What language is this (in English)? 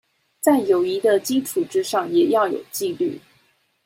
Chinese